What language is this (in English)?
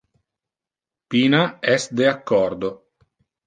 Interlingua